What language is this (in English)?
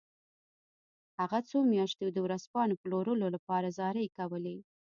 Pashto